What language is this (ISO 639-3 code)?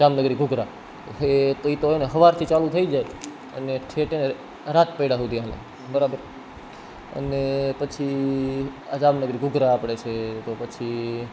guj